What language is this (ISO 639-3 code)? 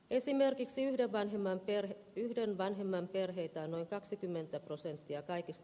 fin